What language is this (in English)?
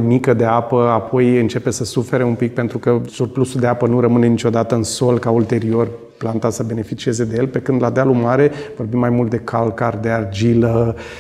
Romanian